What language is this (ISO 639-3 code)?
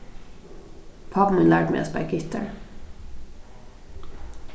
fao